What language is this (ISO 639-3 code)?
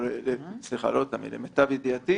heb